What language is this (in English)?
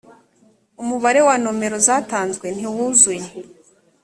Kinyarwanda